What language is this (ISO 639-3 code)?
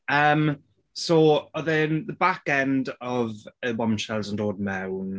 cym